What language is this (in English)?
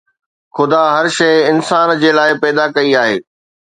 Sindhi